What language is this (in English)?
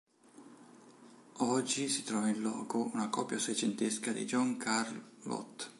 Italian